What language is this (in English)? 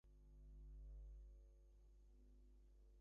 English